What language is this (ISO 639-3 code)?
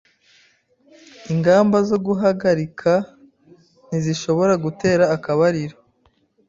kin